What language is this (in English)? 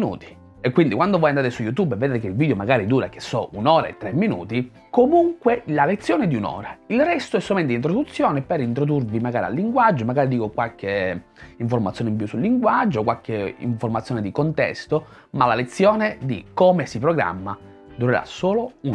Italian